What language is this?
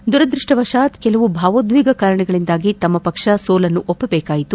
Kannada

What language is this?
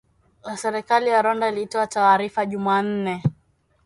Swahili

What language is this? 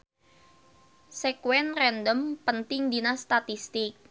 Sundanese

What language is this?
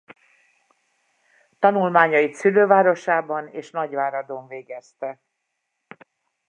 Hungarian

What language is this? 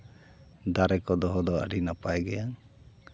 Santali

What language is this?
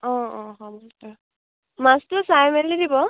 Assamese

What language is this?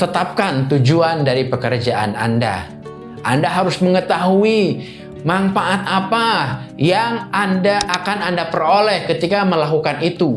Indonesian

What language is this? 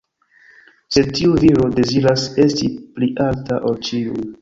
Esperanto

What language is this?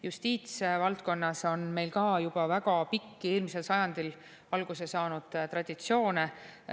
Estonian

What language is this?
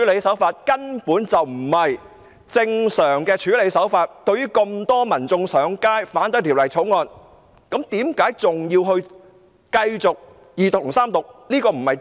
Cantonese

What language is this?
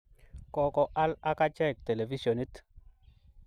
Kalenjin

